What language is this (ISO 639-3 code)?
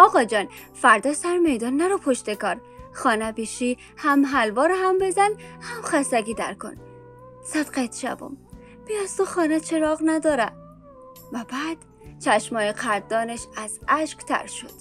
fas